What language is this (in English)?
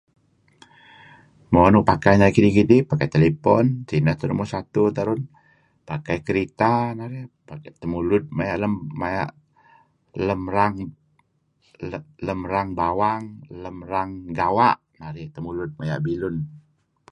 Kelabit